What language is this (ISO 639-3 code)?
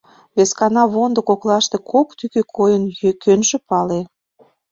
chm